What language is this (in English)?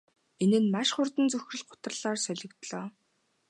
Mongolian